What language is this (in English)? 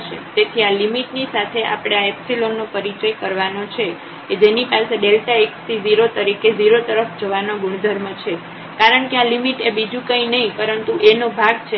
Gujarati